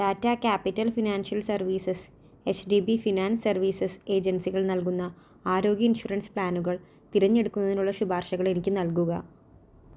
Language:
Malayalam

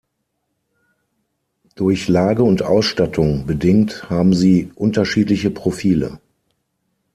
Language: German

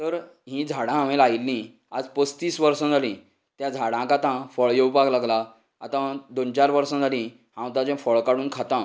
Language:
Konkani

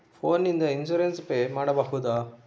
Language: Kannada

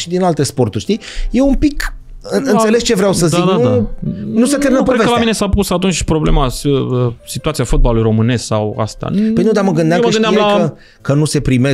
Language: Romanian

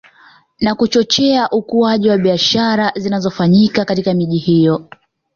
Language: Swahili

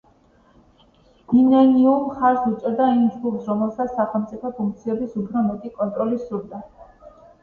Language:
Georgian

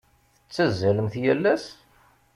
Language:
Kabyle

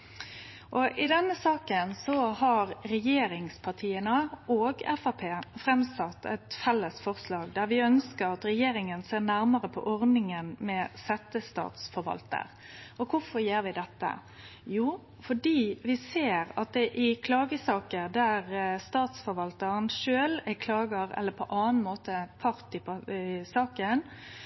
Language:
Norwegian Nynorsk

